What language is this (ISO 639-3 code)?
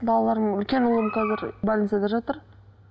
kaz